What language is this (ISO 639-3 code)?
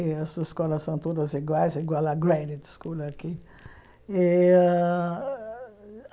por